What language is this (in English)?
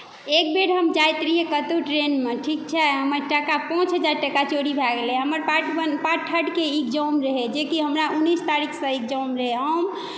Maithili